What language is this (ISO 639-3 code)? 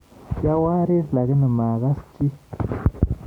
kln